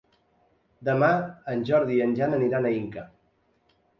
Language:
Catalan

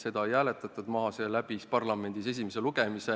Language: Estonian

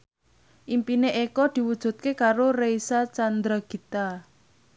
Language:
Javanese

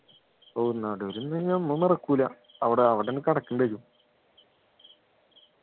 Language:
Malayalam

